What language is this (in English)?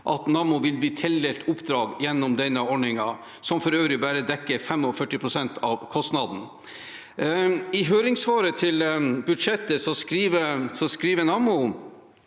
Norwegian